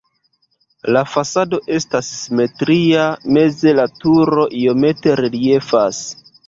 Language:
Esperanto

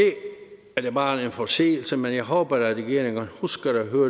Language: Danish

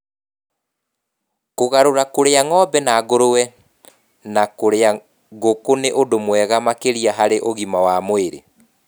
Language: Kikuyu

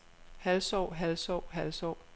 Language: Danish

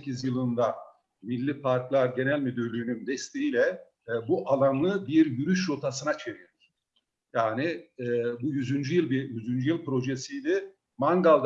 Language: Turkish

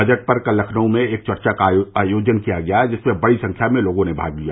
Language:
Hindi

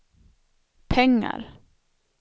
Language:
Swedish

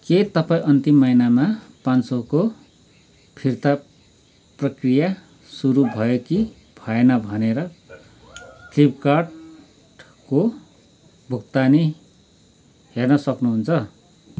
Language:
Nepali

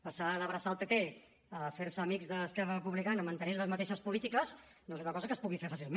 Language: Catalan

